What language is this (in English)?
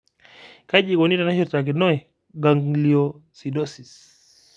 Masai